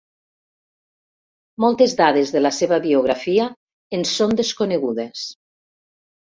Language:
Catalan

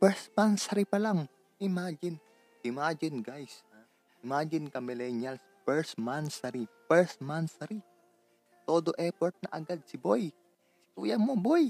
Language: Filipino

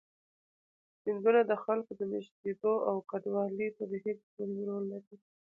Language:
Pashto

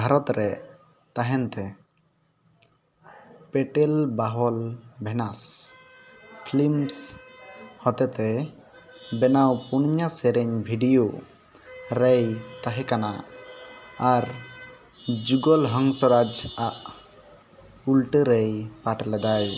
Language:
Santali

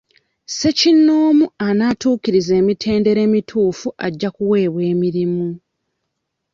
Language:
Ganda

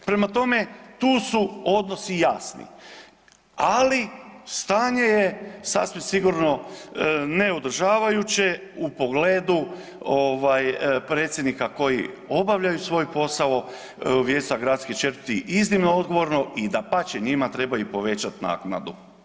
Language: Croatian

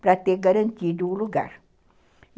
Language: Portuguese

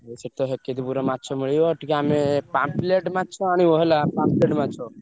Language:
Odia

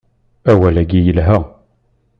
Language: Kabyle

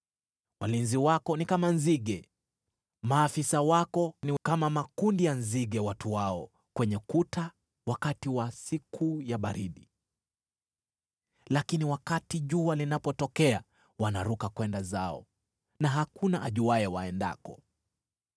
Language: Swahili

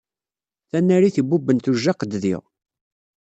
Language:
Kabyle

